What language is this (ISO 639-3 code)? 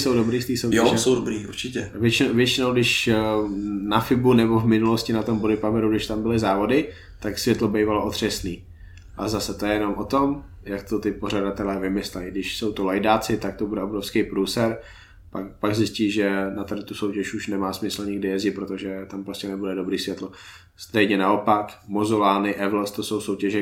ces